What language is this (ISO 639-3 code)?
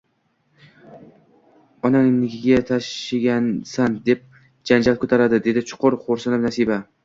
uzb